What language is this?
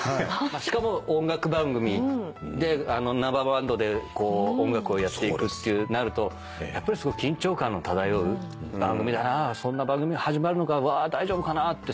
Japanese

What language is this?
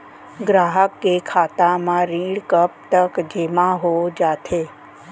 Chhattisgarhi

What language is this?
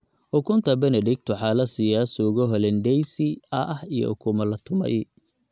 Somali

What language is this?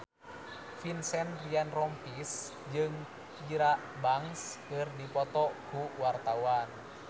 Sundanese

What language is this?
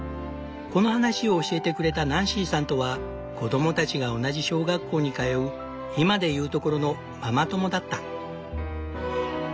Japanese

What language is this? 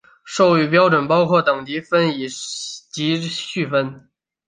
Chinese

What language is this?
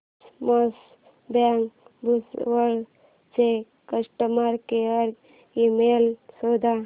Marathi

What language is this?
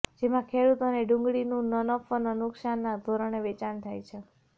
Gujarati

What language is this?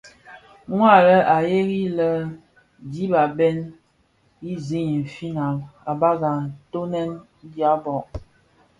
Bafia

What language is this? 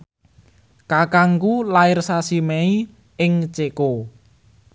Javanese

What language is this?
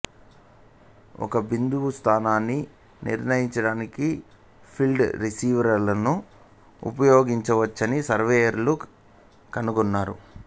Telugu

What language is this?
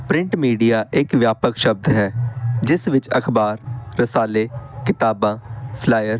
Punjabi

